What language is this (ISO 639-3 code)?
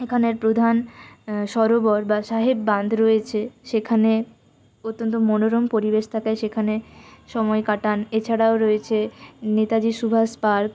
ben